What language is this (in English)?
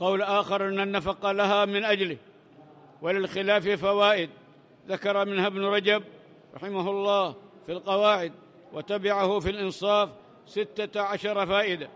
Arabic